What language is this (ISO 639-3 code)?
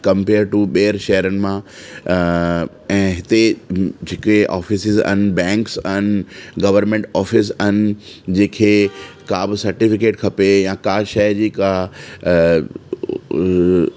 snd